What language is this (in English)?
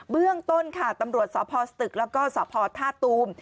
Thai